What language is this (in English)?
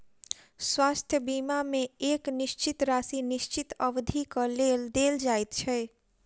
Maithili